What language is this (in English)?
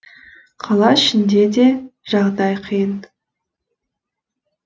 Kazakh